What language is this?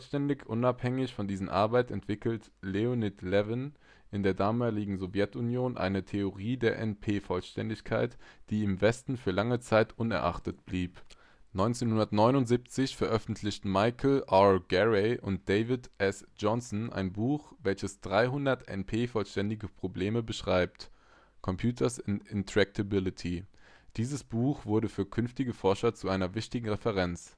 German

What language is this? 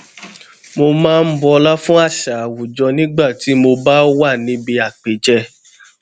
Yoruba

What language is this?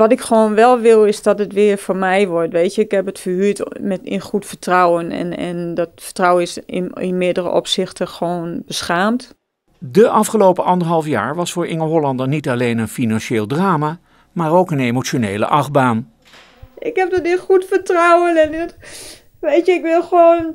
Dutch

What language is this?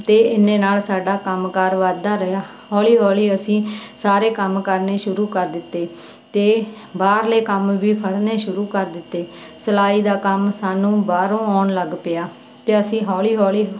Punjabi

